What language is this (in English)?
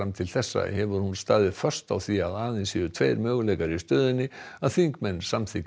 Icelandic